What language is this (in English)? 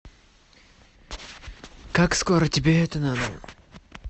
Russian